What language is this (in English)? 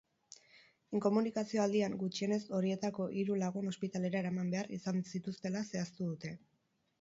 Basque